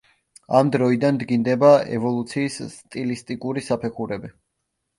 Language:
Georgian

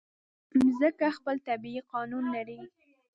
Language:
Pashto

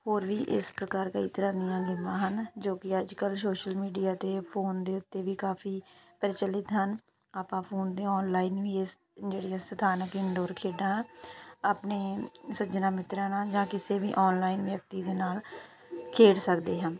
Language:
Punjabi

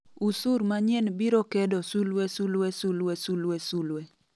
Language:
Luo (Kenya and Tanzania)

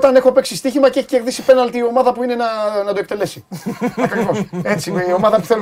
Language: Greek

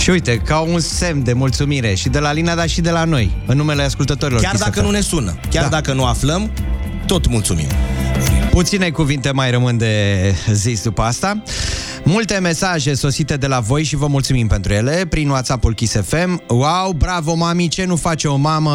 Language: Romanian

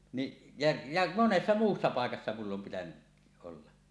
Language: Finnish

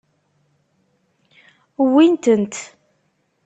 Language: Kabyle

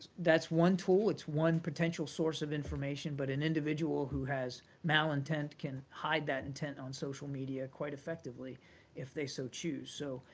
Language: English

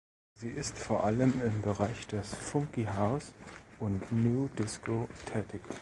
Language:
German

